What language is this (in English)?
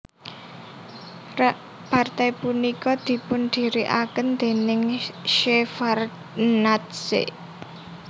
Javanese